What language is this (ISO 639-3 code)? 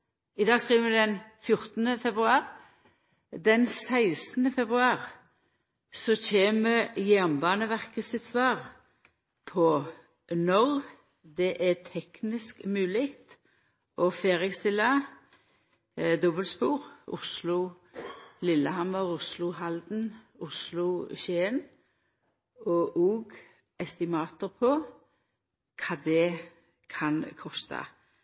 nno